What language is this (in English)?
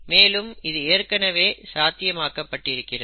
Tamil